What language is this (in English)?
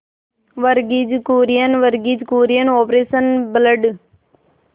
Hindi